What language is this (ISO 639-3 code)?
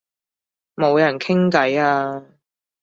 yue